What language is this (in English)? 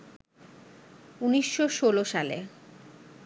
Bangla